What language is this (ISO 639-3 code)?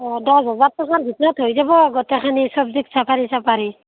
asm